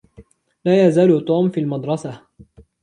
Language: Arabic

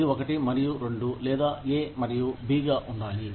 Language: Telugu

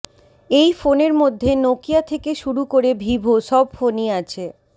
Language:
Bangla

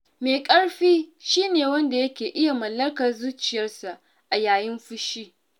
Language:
Hausa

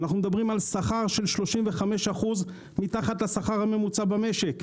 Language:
Hebrew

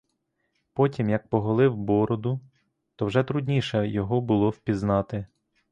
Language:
Ukrainian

